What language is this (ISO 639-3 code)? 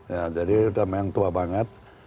ind